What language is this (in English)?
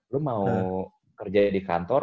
Indonesian